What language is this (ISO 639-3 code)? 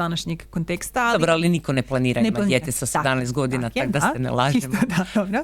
hrv